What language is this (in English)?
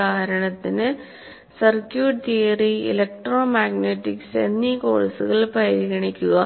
Malayalam